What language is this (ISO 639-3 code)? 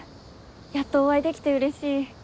jpn